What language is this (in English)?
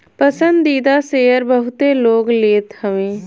Bhojpuri